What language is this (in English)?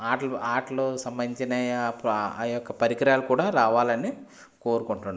Telugu